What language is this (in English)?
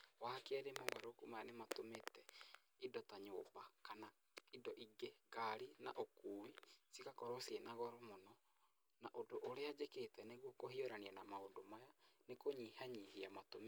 Kikuyu